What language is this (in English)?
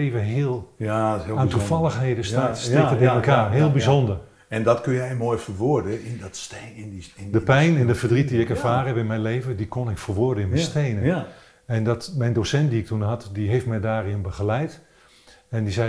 Dutch